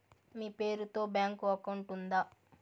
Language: Telugu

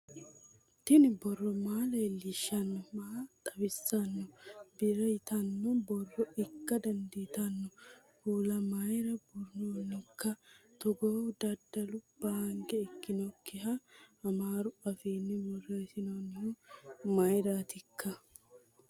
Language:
Sidamo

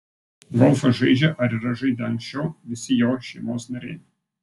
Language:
Lithuanian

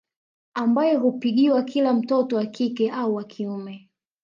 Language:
Swahili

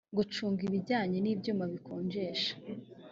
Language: Kinyarwanda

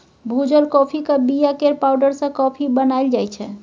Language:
Maithili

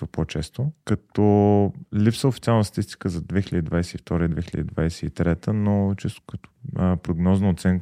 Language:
Bulgarian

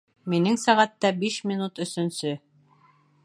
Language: Bashkir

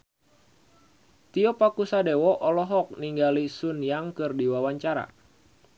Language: Sundanese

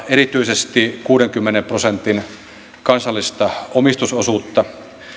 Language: Finnish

